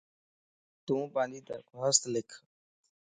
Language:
Lasi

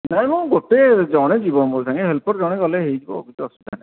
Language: Odia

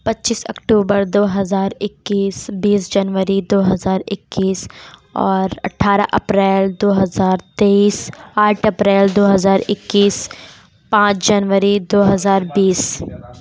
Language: Urdu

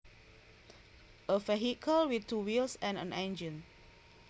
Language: Javanese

